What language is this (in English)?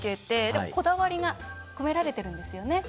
Japanese